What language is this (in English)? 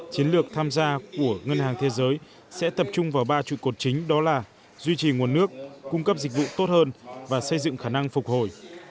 Vietnamese